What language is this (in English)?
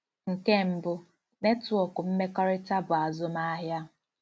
Igbo